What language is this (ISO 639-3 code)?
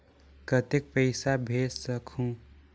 hne